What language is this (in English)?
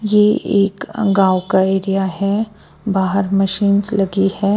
Hindi